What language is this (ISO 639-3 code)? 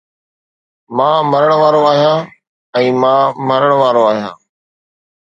snd